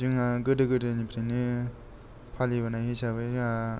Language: Bodo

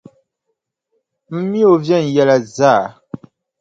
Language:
Dagbani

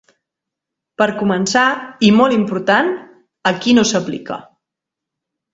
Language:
Catalan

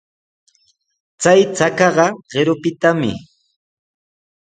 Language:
Sihuas Ancash Quechua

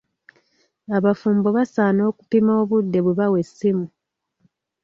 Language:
Ganda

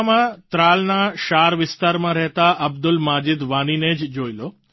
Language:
Gujarati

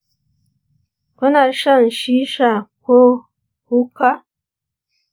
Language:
Hausa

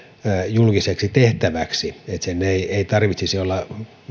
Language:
Finnish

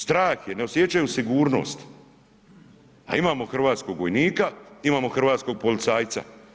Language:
Croatian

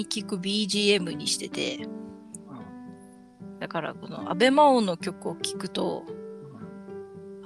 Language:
Japanese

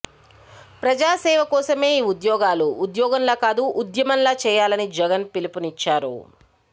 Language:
Telugu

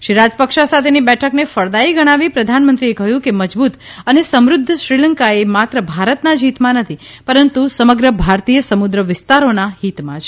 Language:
Gujarati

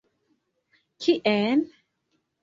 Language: Esperanto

